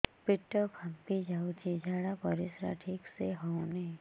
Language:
Odia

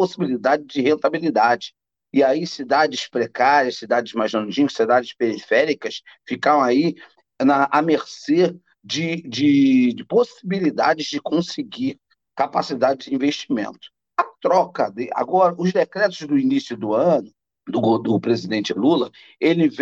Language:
Portuguese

